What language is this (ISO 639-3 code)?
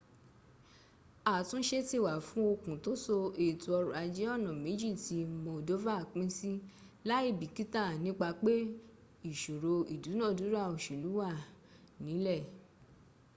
yor